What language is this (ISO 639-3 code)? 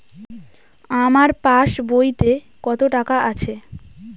ben